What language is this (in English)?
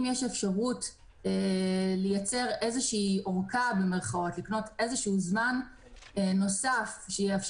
Hebrew